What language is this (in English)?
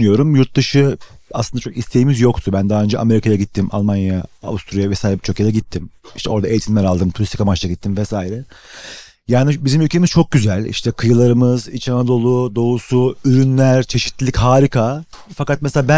Turkish